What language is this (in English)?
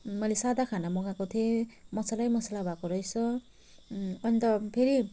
Nepali